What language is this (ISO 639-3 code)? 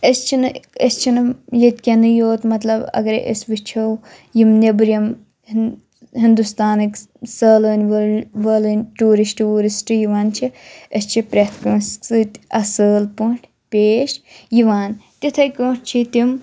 kas